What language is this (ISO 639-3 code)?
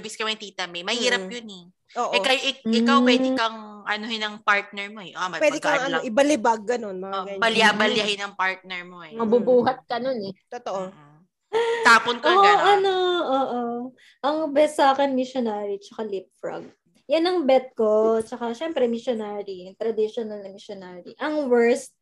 fil